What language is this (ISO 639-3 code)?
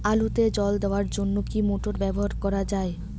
ben